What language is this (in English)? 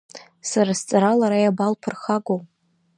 Abkhazian